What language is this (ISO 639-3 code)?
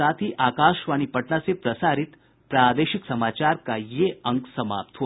hin